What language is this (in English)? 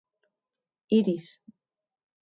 Occitan